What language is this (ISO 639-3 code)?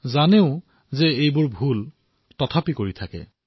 asm